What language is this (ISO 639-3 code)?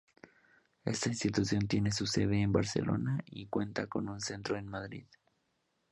spa